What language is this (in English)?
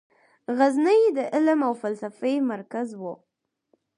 Pashto